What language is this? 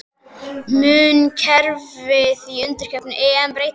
Icelandic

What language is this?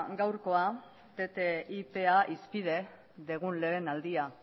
Basque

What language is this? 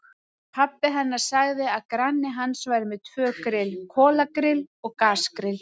Icelandic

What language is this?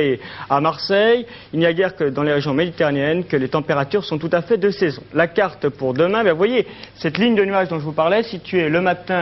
French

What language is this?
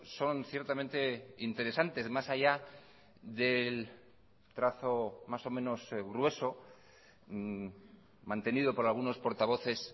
Spanish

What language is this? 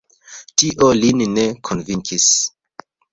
Esperanto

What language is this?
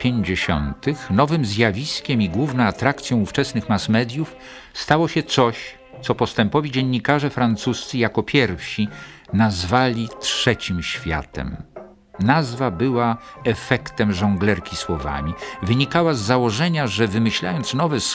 Polish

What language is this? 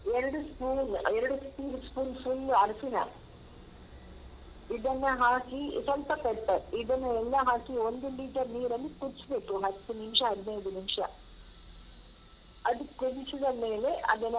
Kannada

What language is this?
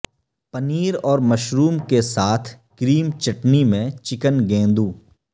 Urdu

